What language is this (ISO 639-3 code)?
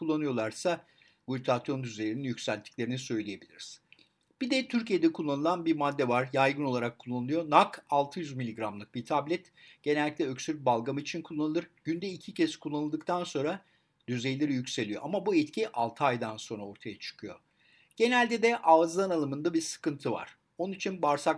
tur